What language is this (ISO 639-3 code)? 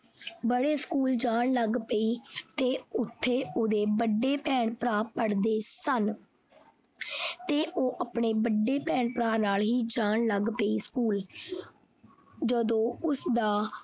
pan